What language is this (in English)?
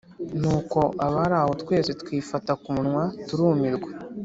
Kinyarwanda